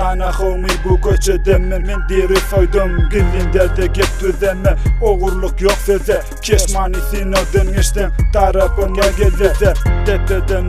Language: Romanian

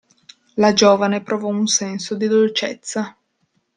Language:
Italian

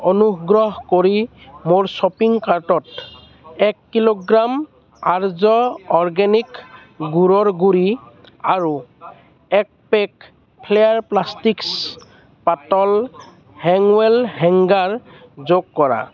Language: Assamese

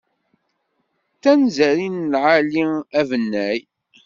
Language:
Kabyle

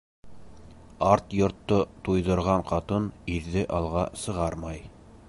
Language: Bashkir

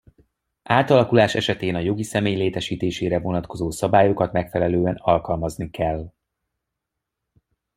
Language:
Hungarian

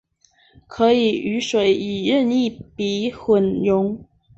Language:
Chinese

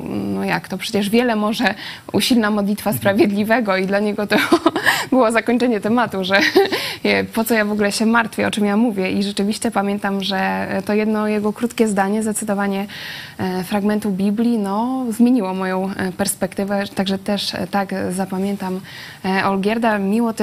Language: Polish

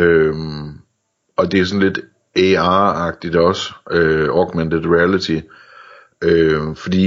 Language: Danish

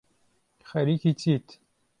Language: Central Kurdish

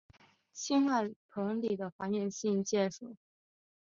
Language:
Chinese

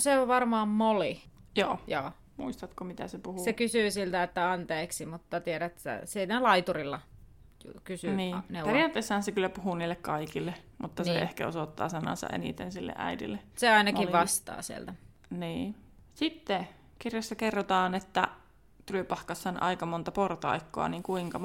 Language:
Finnish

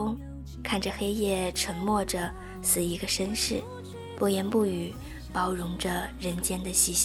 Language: Chinese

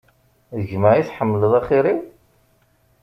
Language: Kabyle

